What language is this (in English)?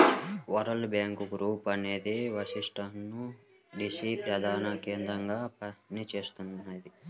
Telugu